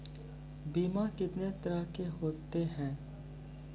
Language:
Maithili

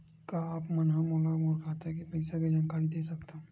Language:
Chhattisgarhi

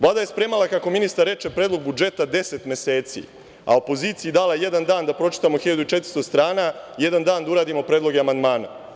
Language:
Serbian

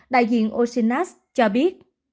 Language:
Vietnamese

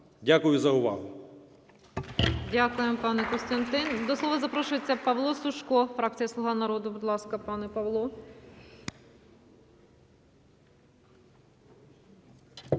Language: Ukrainian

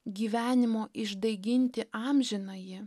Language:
Lithuanian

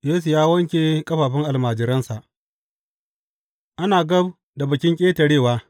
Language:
Hausa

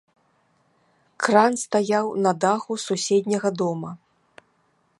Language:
Belarusian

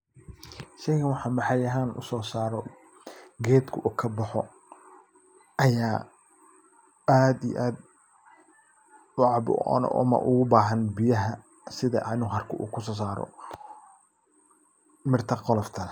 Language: Somali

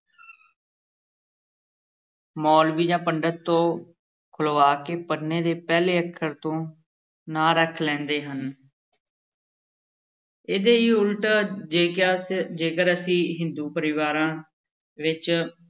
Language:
Punjabi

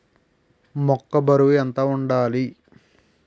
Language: Telugu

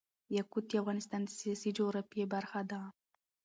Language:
Pashto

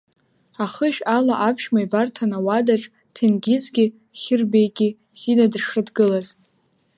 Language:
Abkhazian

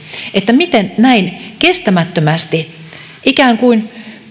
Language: Finnish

